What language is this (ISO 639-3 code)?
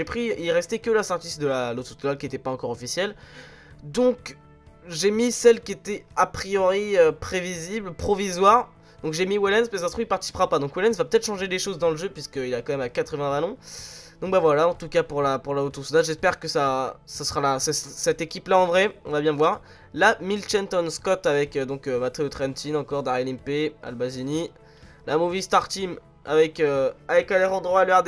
fra